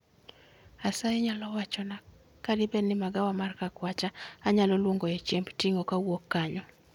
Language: Luo (Kenya and Tanzania)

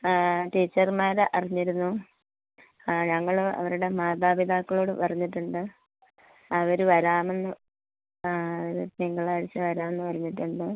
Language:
Malayalam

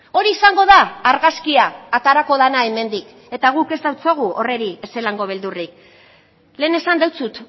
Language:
Basque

